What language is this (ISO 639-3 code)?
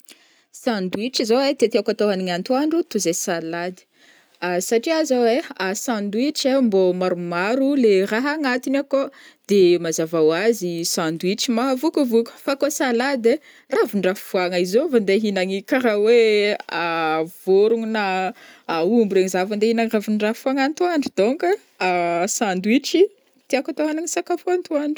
bmm